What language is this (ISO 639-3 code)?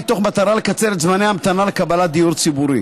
heb